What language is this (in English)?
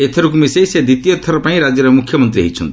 Odia